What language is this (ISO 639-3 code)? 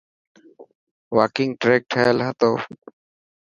mki